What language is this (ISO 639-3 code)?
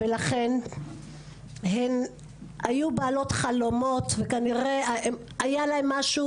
heb